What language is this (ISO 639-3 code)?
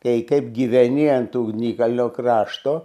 lit